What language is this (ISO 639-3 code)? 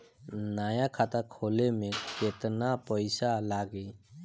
bho